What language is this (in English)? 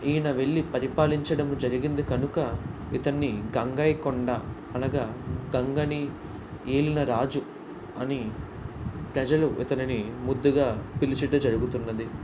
Telugu